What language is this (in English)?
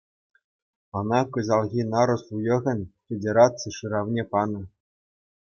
Chuvash